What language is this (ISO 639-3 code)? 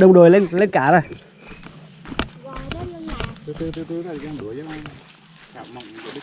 vie